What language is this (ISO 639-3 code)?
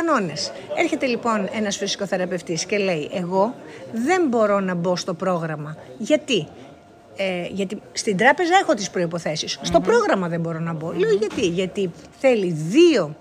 ell